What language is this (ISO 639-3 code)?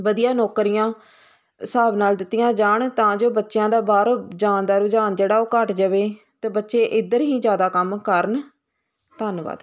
pan